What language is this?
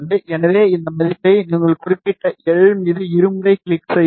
Tamil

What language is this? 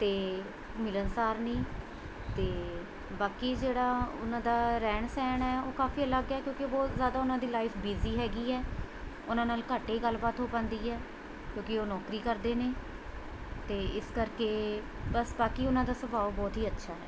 Punjabi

